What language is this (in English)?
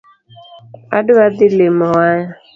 Luo (Kenya and Tanzania)